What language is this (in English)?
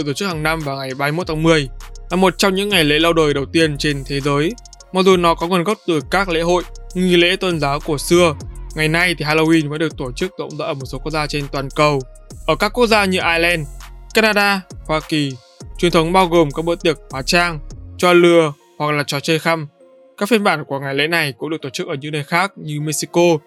Vietnamese